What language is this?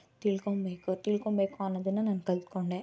Kannada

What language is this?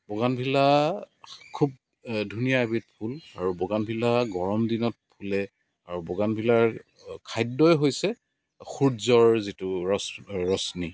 Assamese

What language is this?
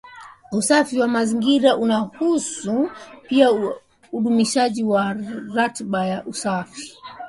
Swahili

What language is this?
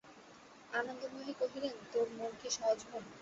Bangla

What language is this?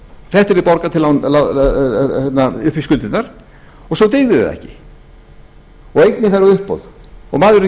Icelandic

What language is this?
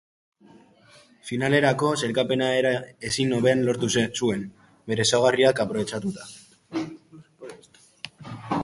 Basque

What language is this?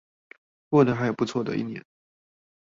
Chinese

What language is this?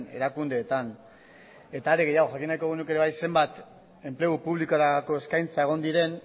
Basque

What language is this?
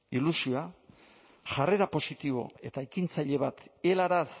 Basque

